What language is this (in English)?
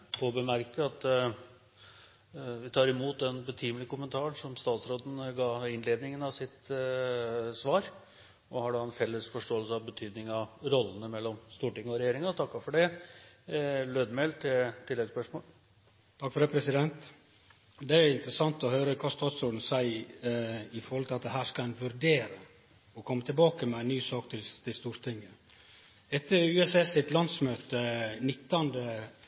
Norwegian